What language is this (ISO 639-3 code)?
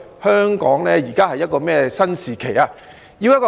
yue